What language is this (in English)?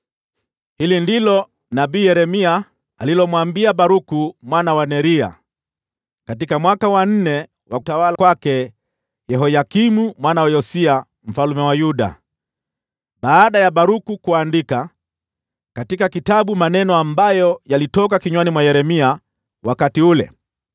Swahili